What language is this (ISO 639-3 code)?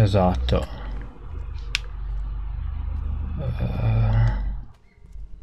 ita